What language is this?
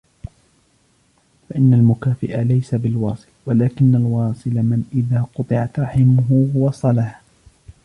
Arabic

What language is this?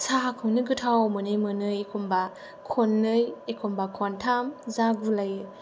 Bodo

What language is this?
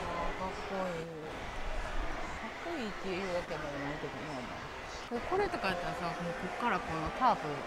Japanese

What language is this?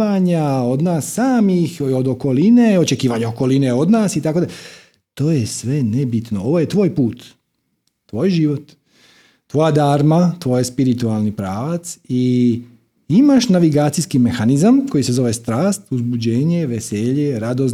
Croatian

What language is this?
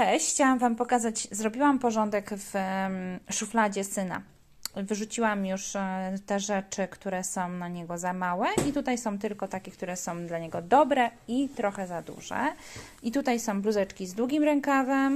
Polish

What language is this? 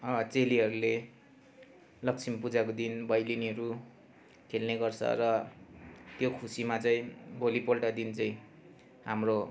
Nepali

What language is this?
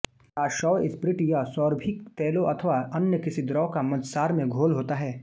Hindi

